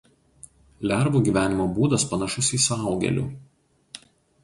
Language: Lithuanian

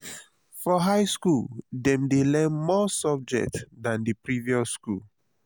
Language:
Nigerian Pidgin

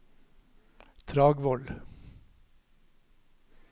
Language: Norwegian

